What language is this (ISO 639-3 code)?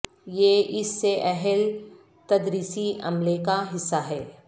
urd